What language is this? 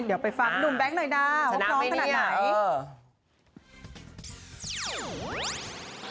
Thai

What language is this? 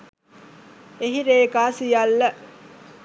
Sinhala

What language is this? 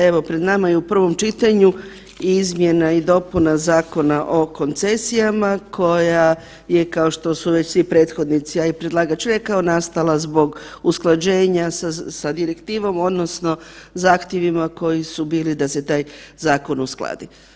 Croatian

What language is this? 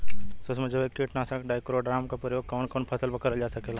Bhojpuri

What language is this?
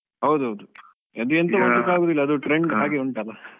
Kannada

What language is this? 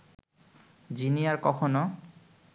Bangla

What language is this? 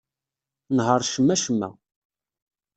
Kabyle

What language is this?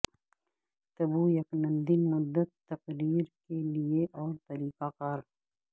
Urdu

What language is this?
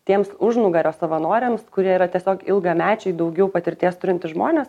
Lithuanian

